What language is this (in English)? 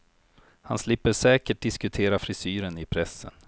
Swedish